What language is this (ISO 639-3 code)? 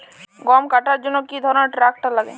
ben